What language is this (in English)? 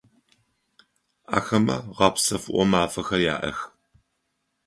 Adyghe